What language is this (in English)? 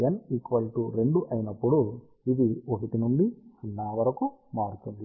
Telugu